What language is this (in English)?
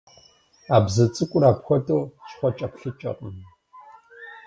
Kabardian